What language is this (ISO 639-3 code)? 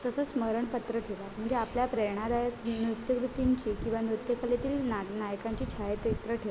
mar